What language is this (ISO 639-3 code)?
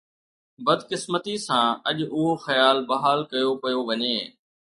snd